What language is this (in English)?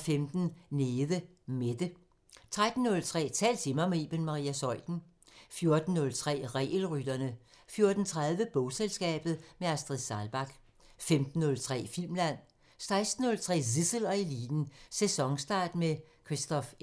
Danish